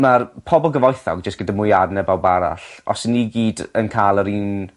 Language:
Welsh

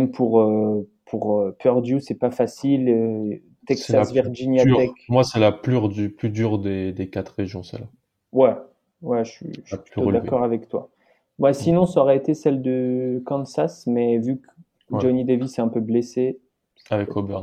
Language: French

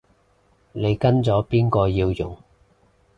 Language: Cantonese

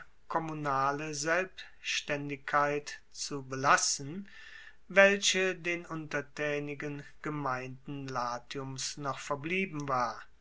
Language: German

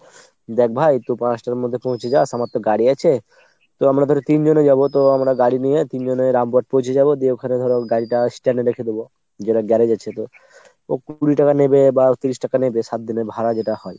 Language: Bangla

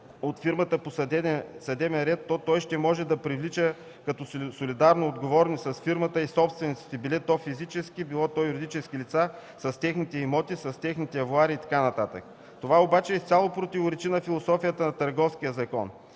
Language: Bulgarian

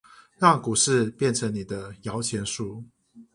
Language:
Chinese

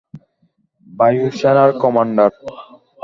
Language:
Bangla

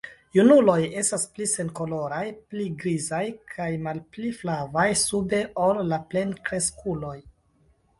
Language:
Esperanto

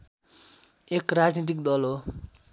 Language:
Nepali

